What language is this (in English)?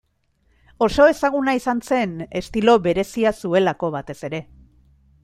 Basque